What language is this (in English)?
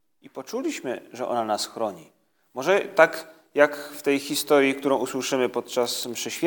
Polish